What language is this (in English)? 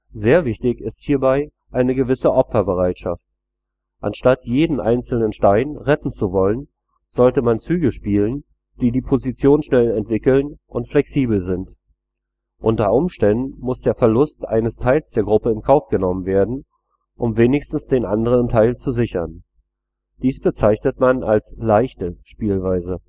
German